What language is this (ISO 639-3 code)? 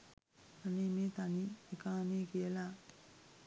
sin